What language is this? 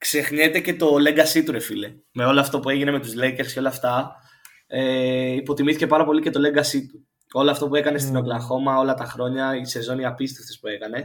Greek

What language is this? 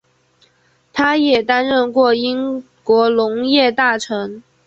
Chinese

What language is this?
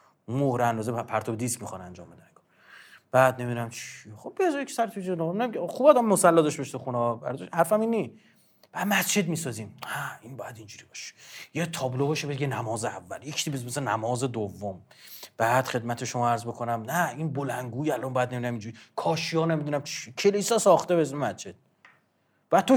Persian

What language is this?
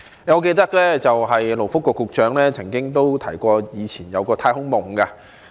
Cantonese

